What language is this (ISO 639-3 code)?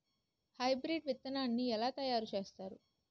tel